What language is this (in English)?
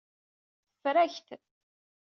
Kabyle